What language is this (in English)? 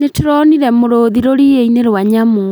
Kikuyu